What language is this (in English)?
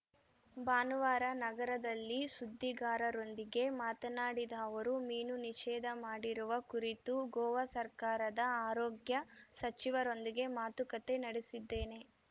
Kannada